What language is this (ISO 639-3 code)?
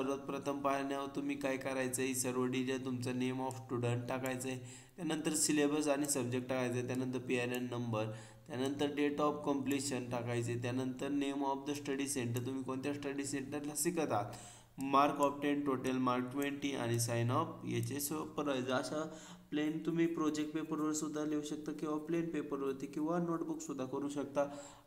hin